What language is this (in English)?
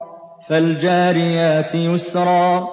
Arabic